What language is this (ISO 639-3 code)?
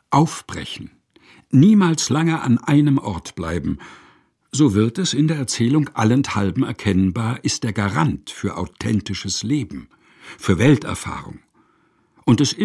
deu